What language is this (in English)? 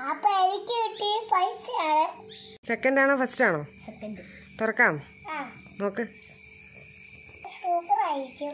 Malayalam